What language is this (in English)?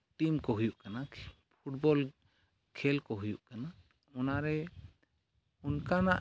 Santali